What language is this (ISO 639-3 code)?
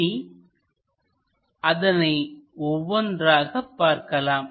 tam